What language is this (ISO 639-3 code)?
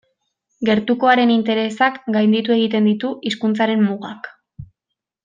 eus